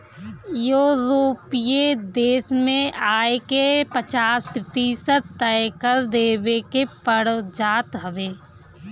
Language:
Bhojpuri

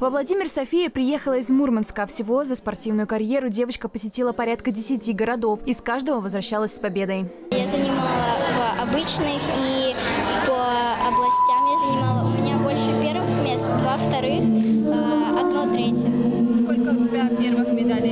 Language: Russian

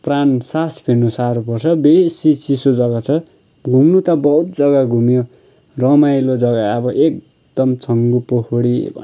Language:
Nepali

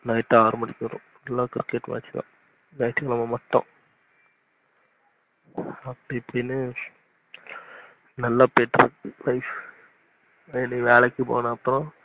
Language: Tamil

